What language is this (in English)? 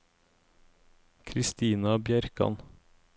Norwegian